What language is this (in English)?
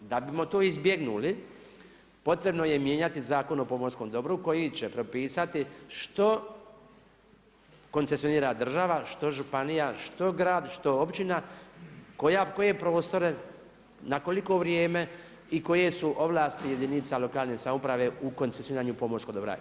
Croatian